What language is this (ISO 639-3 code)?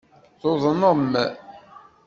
kab